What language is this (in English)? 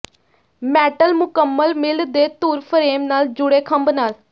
Punjabi